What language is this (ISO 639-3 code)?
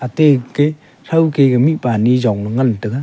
nnp